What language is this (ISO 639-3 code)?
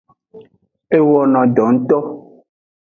ajg